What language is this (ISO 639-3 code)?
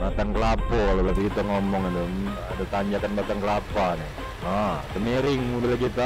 ind